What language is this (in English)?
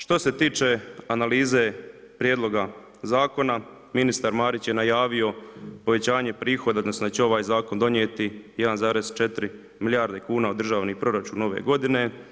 Croatian